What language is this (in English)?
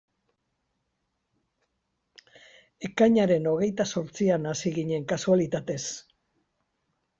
Basque